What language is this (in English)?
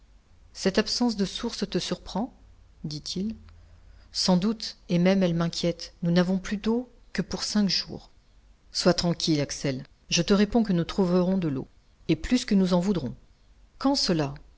French